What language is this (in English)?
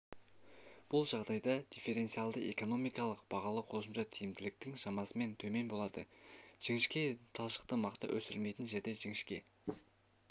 Kazakh